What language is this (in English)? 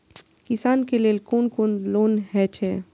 Maithili